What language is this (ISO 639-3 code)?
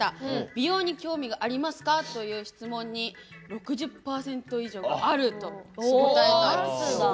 jpn